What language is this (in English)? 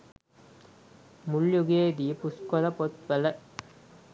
Sinhala